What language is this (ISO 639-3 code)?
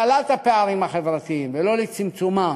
heb